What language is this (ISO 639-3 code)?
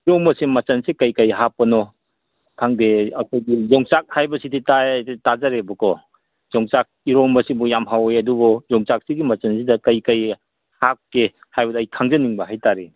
mni